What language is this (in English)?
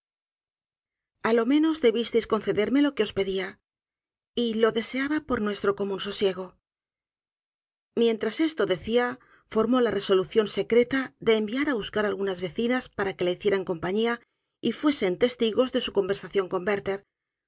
Spanish